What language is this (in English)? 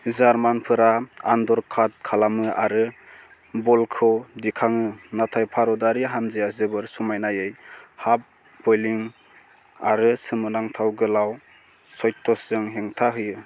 Bodo